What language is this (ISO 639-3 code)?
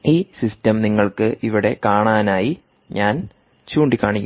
mal